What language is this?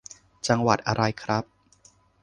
Thai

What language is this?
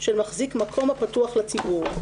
Hebrew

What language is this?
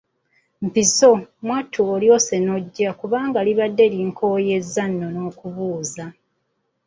Ganda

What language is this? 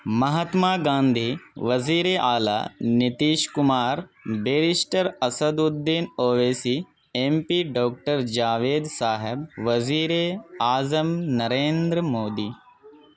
Urdu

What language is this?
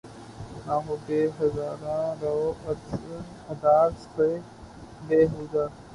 Urdu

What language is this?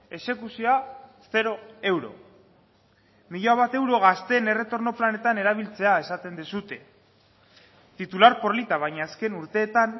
Basque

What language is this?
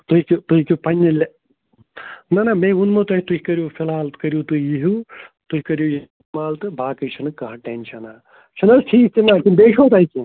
Kashmiri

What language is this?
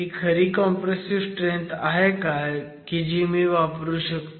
Marathi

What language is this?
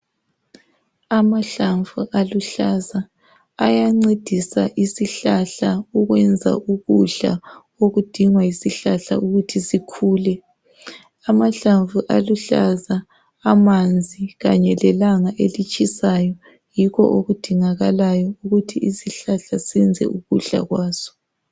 North Ndebele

